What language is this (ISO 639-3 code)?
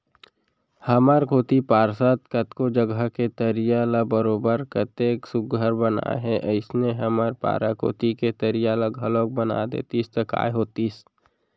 hne